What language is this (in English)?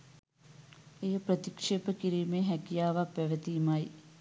Sinhala